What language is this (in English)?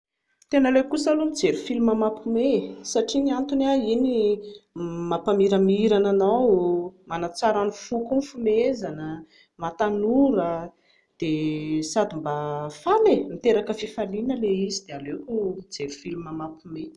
Malagasy